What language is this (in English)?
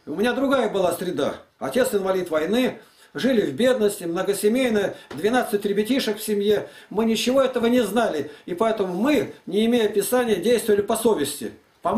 Russian